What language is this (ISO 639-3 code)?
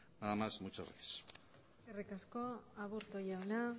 eus